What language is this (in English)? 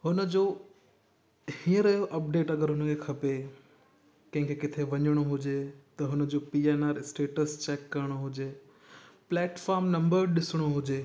Sindhi